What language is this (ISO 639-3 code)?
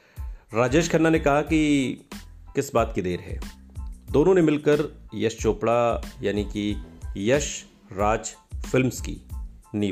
hin